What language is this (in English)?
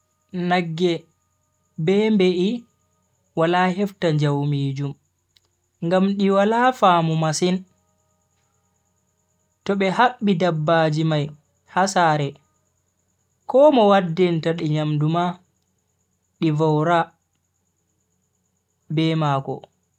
Bagirmi Fulfulde